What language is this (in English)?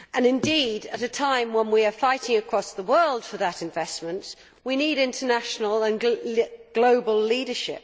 English